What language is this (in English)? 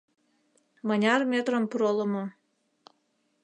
Mari